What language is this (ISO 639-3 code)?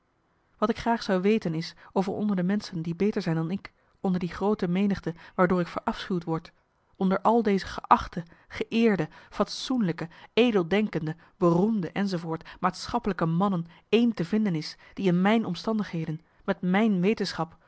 nld